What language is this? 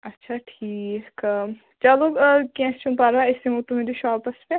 Kashmiri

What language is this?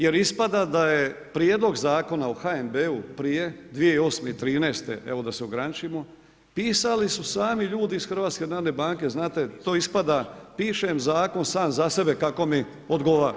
Croatian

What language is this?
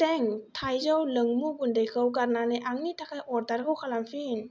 Bodo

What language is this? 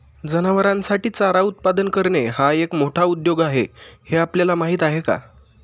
Marathi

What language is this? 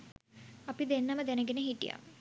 Sinhala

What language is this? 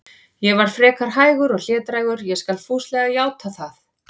Icelandic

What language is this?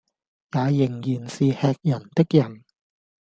Cantonese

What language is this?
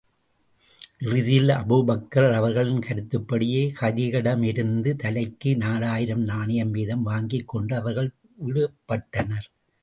Tamil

